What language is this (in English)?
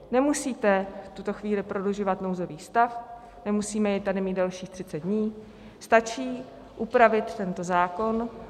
Czech